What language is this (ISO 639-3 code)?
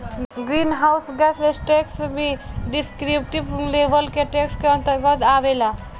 bho